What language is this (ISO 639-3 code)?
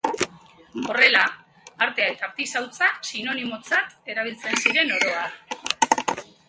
eus